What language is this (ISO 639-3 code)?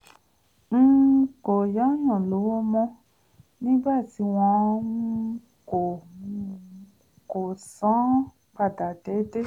yor